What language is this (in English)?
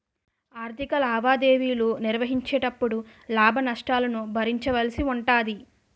Telugu